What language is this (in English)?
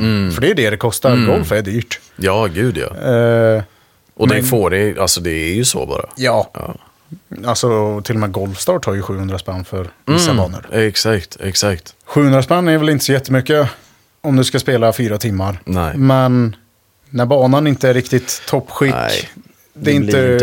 Swedish